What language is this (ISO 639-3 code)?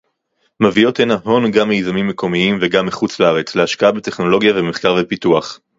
heb